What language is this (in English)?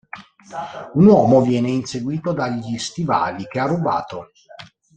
Italian